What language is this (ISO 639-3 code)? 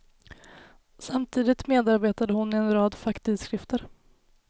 swe